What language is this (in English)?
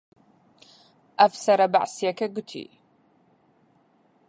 Central Kurdish